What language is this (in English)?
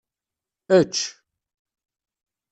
Kabyle